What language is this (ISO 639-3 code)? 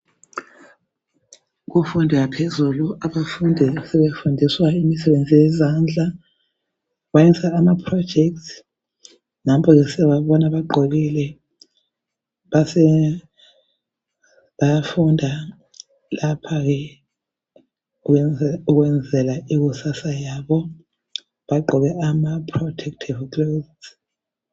nde